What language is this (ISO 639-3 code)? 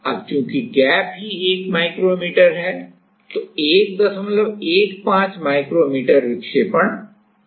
hin